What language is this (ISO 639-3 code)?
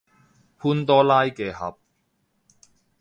yue